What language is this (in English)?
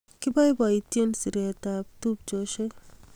Kalenjin